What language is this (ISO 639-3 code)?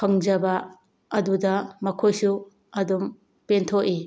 mni